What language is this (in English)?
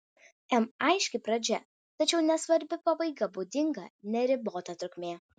Lithuanian